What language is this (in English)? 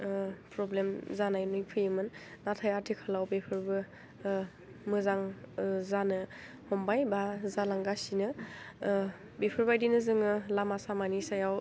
Bodo